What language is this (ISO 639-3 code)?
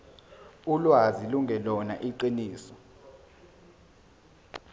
zul